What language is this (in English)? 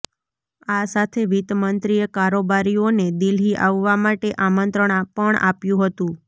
Gujarati